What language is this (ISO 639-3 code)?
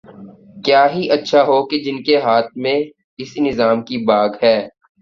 urd